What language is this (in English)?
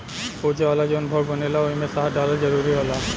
Bhojpuri